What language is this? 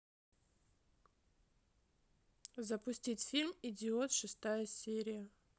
Russian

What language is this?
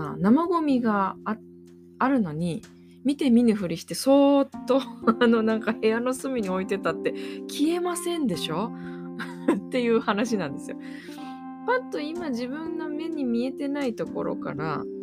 Japanese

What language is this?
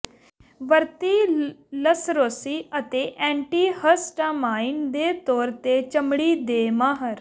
Punjabi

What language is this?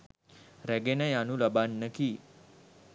Sinhala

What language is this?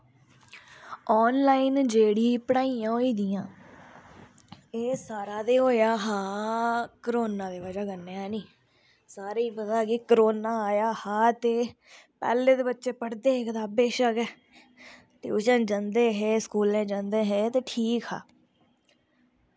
Dogri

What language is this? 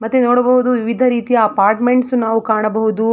Kannada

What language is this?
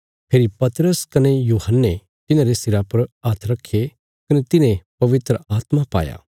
Bilaspuri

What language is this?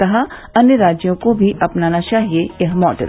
Hindi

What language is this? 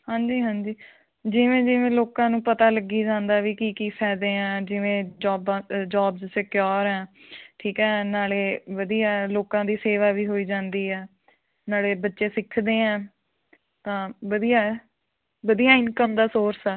Punjabi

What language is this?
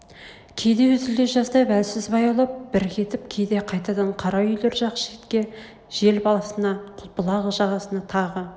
Kazakh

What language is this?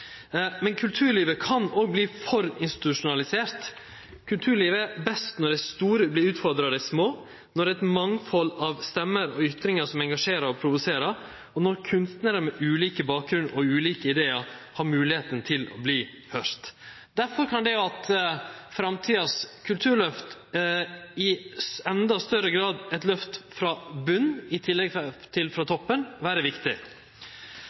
Norwegian Nynorsk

